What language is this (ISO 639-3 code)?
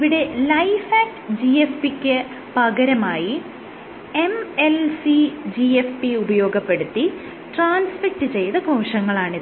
mal